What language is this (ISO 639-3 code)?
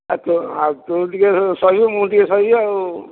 ori